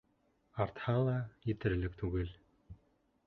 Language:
Bashkir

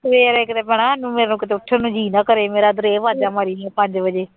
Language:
Punjabi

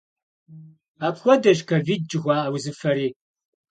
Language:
Kabardian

